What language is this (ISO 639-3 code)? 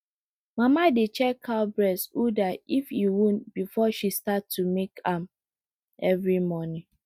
pcm